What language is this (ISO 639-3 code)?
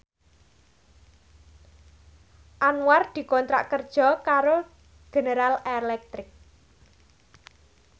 jav